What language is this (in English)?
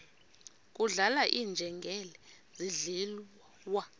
Xhosa